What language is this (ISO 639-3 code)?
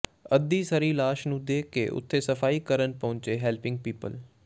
pan